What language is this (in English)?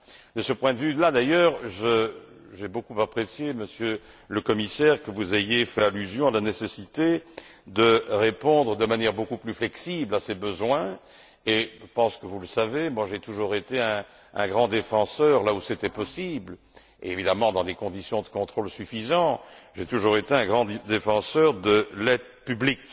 French